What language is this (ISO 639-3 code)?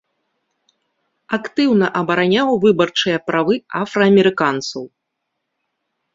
bel